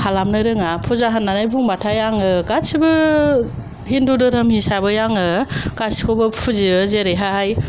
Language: Bodo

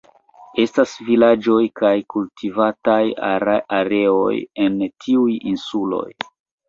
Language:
Esperanto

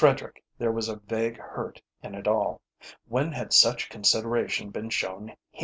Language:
English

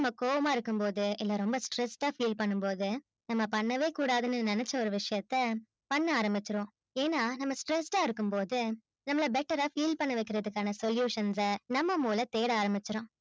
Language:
Tamil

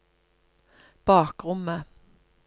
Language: Norwegian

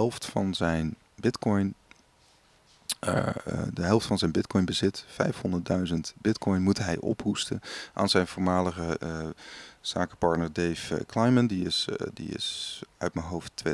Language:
Dutch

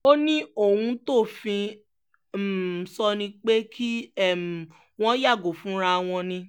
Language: Yoruba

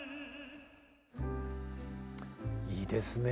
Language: Japanese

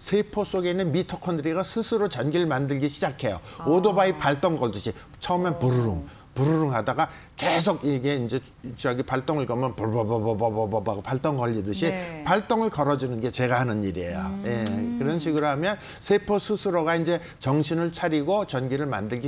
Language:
Korean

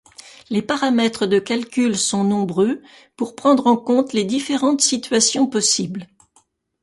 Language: French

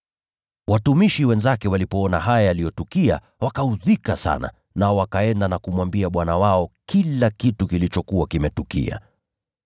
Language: Swahili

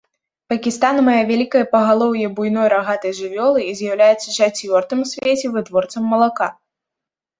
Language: Belarusian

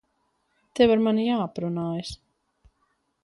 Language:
Latvian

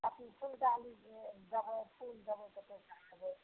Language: Maithili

